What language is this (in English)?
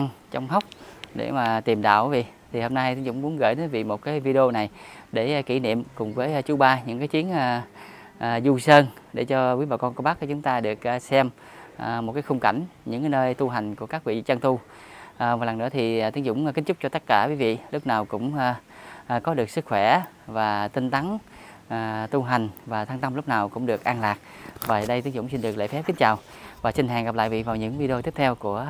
Vietnamese